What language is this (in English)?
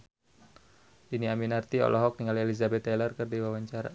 Sundanese